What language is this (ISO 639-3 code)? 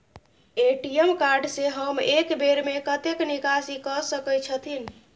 mai